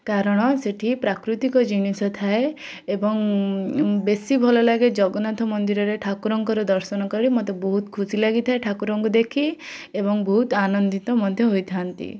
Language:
Odia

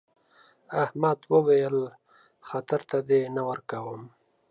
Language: Pashto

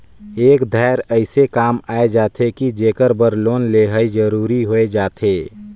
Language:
Chhattisgarhi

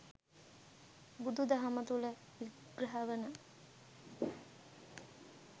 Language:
Sinhala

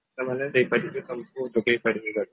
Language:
Odia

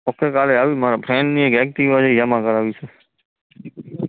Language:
Gujarati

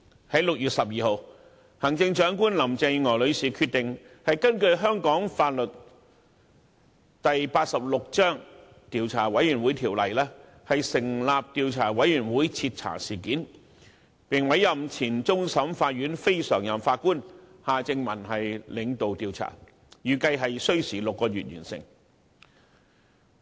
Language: Cantonese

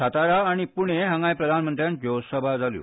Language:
Konkani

